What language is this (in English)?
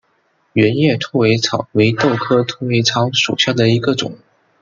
Chinese